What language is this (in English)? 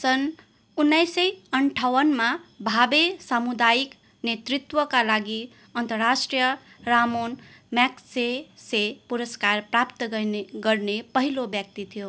Nepali